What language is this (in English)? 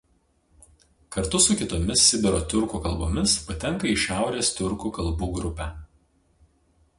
Lithuanian